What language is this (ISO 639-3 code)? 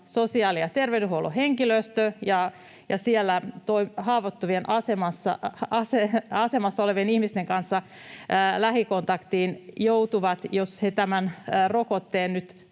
fin